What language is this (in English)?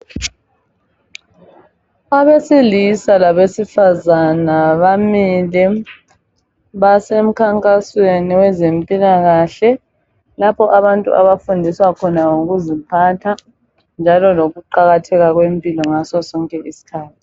North Ndebele